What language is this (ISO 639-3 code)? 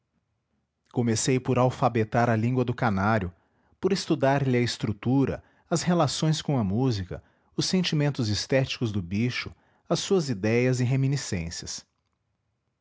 por